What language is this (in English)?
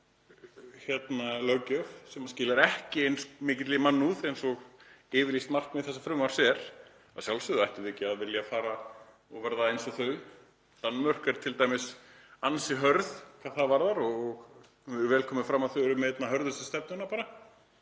Icelandic